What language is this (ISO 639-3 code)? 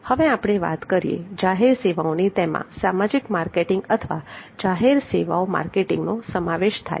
guj